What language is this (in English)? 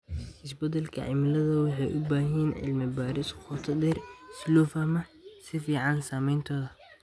Somali